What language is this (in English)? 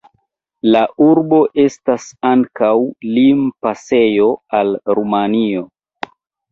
Esperanto